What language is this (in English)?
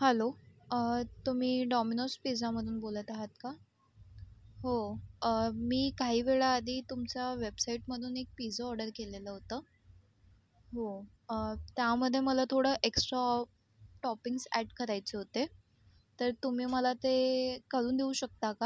Marathi